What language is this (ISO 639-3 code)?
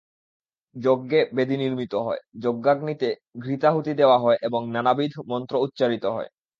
ben